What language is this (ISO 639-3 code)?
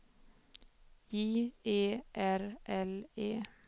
swe